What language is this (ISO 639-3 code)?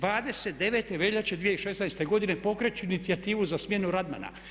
hrv